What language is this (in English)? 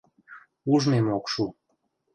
Mari